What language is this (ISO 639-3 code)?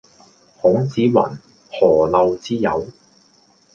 yue